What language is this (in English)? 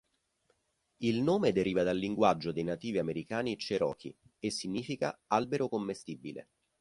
Italian